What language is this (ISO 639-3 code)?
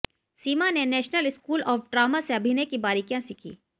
hin